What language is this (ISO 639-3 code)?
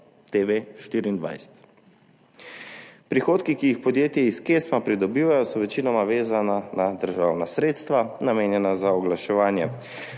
slv